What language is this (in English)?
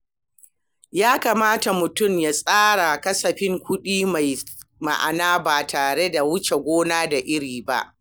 Hausa